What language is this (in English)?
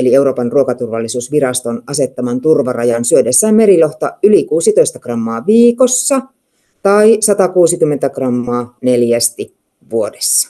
Finnish